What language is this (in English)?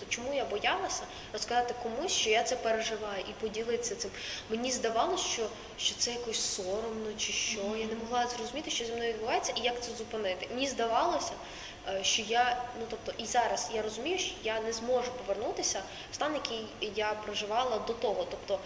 Ukrainian